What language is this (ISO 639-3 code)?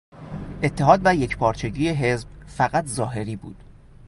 fas